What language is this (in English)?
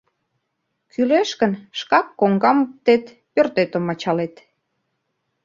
Mari